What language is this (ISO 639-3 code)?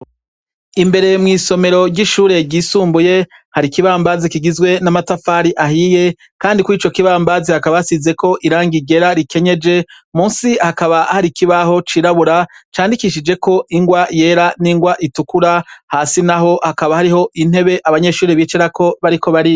run